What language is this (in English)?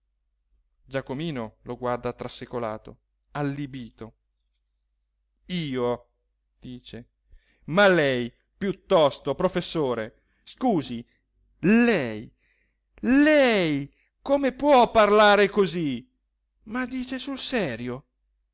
Italian